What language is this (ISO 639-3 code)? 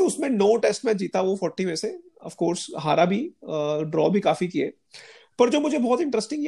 hin